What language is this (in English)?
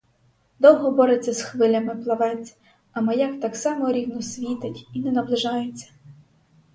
Ukrainian